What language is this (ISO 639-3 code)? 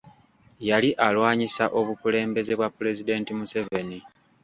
lug